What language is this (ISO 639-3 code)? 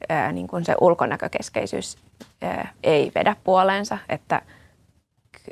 fin